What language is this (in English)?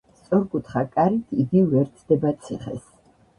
Georgian